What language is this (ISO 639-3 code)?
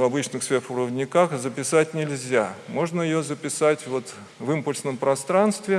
rus